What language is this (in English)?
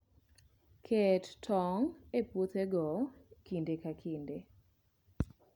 Luo (Kenya and Tanzania)